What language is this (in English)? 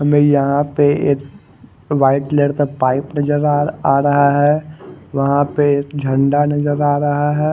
Hindi